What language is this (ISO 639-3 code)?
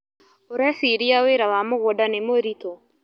kik